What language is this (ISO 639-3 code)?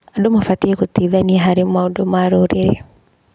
kik